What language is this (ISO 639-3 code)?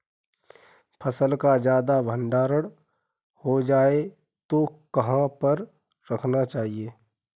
hin